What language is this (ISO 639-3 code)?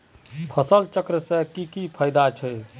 mag